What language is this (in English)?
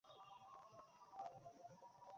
Bangla